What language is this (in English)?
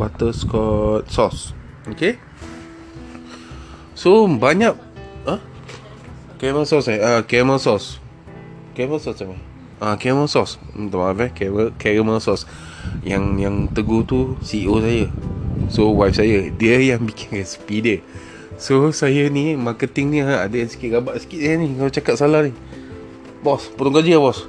Malay